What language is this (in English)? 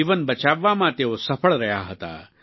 Gujarati